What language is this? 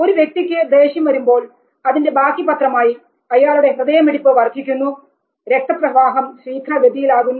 Malayalam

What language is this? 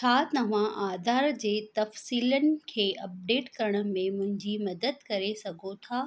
Sindhi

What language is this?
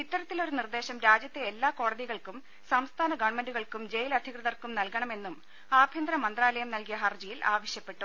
Malayalam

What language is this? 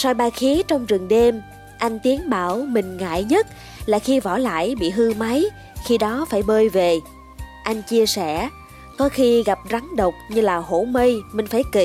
Vietnamese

